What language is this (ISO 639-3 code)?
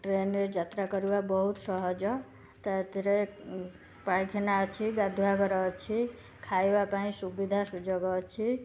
ori